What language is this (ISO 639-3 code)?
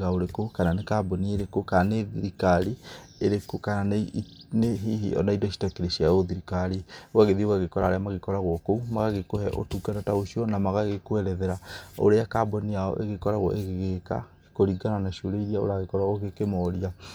kik